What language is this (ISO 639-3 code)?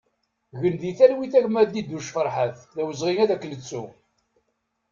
kab